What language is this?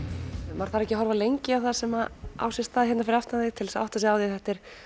Icelandic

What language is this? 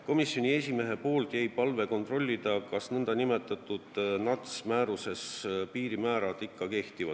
Estonian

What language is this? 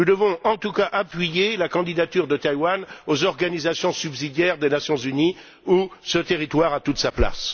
French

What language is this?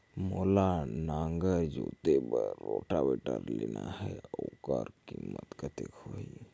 Chhattisgarhi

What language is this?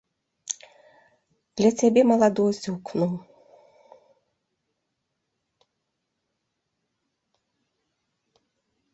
Belarusian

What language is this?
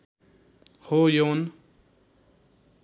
Nepali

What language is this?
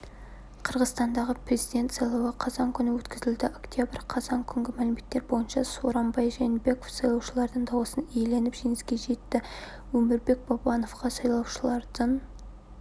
Kazakh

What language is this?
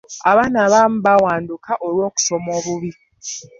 Ganda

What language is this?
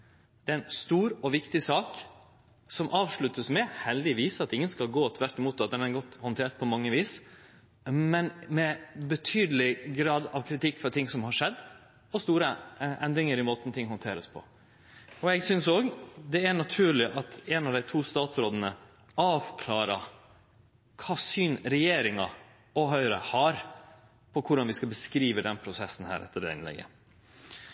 Norwegian Nynorsk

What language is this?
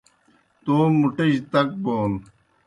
Kohistani Shina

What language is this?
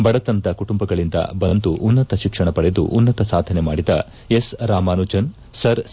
Kannada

